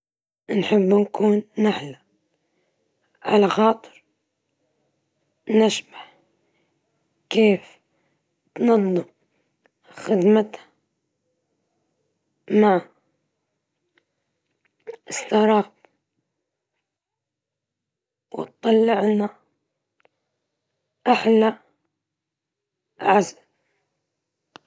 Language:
Libyan Arabic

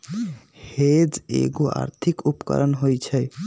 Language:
Magahi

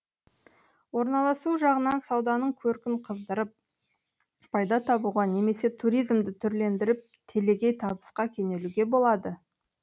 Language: Kazakh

